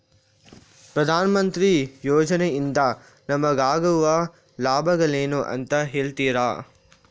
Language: Kannada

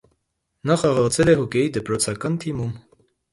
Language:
Armenian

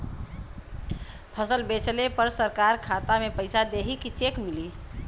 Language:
Bhojpuri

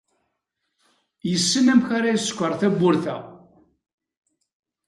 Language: Kabyle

